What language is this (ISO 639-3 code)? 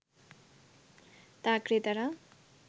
ben